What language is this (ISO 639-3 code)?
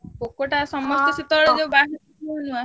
ori